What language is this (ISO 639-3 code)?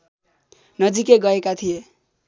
nep